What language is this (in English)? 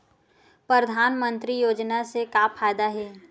Chhattisgarhi